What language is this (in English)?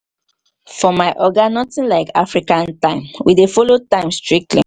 Nigerian Pidgin